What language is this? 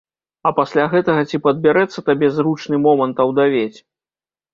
Belarusian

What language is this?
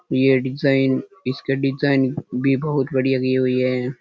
Rajasthani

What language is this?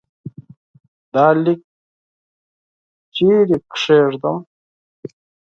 Pashto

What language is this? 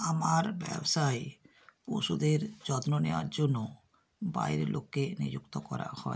Bangla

